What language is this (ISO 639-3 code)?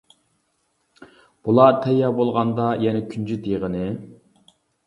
uig